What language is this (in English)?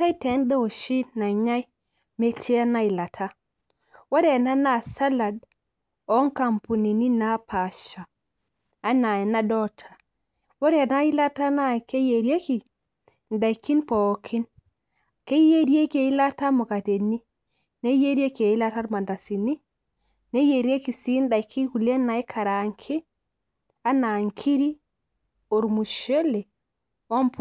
Masai